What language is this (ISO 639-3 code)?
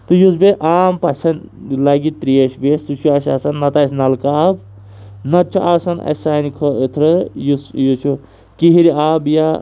kas